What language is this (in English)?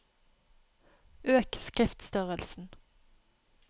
Norwegian